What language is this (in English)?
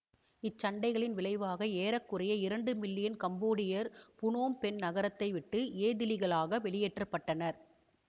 Tamil